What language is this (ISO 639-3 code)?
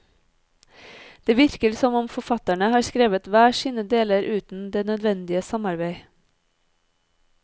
nor